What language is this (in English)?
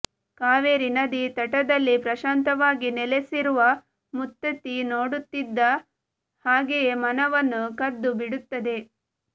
Kannada